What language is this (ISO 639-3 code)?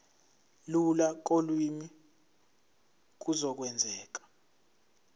zul